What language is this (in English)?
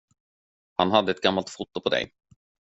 Swedish